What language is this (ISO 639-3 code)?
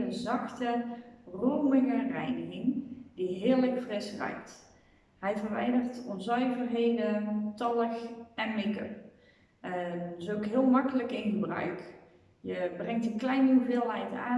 nld